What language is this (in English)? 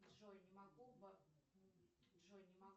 Russian